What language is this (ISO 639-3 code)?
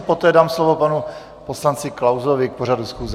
ces